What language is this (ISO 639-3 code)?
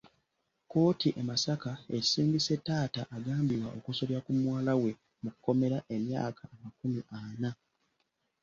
lug